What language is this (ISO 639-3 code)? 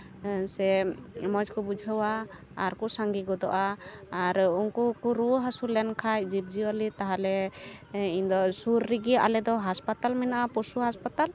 sat